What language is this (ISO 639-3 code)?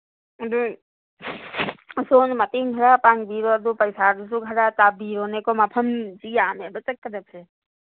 mni